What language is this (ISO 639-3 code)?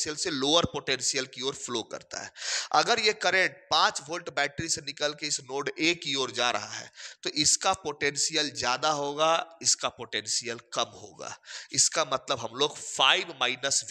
hin